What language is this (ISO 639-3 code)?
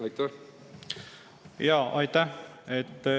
est